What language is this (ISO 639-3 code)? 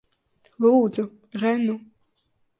lav